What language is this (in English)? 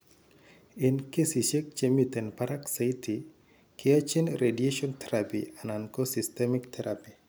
Kalenjin